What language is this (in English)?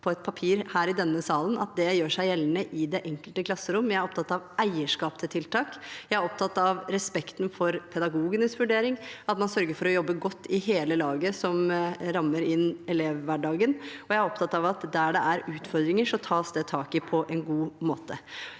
Norwegian